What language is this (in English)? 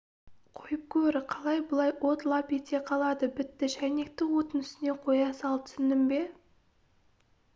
Kazakh